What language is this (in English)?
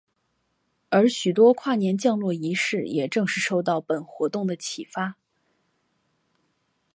Chinese